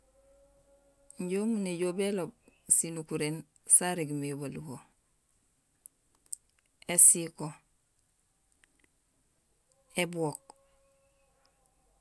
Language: Gusilay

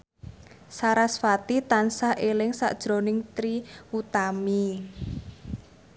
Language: Javanese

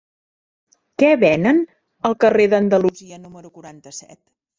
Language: Catalan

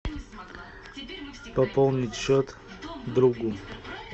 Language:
Russian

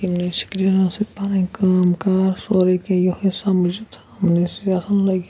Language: Kashmiri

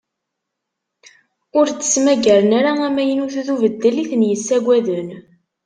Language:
Kabyle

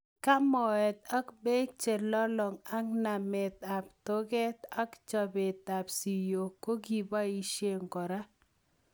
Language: Kalenjin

